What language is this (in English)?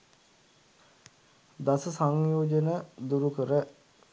Sinhala